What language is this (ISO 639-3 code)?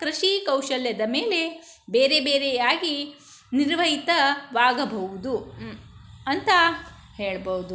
kan